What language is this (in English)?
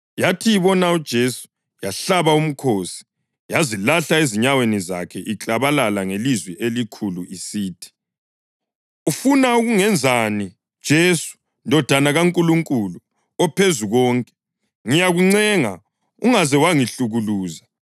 North Ndebele